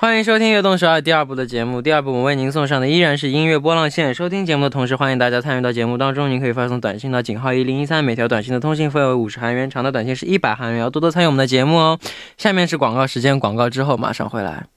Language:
Chinese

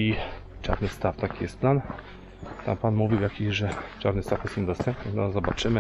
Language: Polish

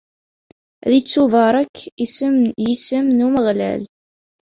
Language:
Kabyle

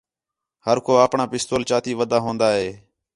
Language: Khetrani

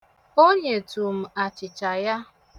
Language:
Igbo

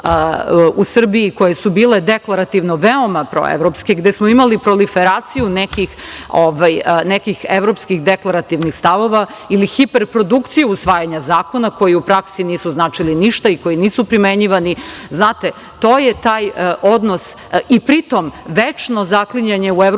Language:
Serbian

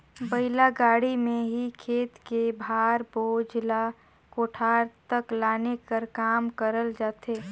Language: Chhattisgarhi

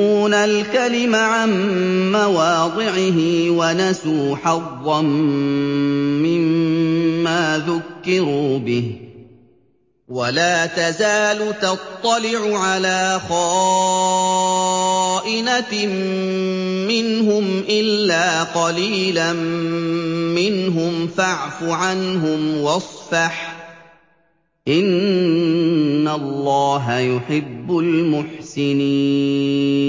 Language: Arabic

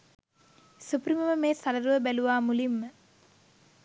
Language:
Sinhala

